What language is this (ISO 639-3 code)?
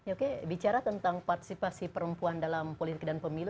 ind